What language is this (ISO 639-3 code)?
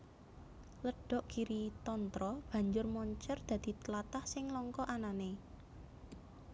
jav